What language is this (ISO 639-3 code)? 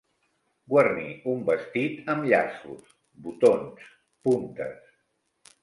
cat